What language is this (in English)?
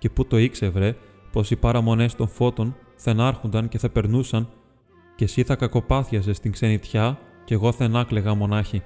Greek